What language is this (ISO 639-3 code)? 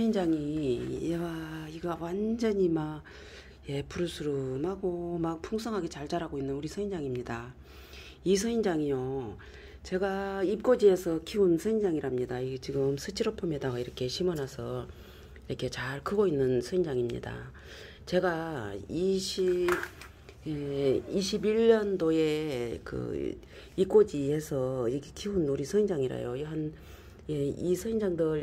kor